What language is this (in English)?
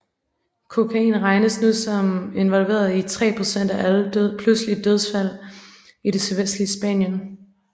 Danish